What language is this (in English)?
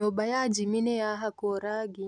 Kikuyu